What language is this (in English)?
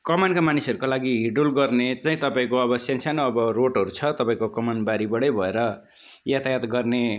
Nepali